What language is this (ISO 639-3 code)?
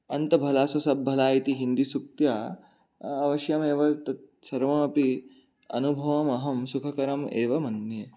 san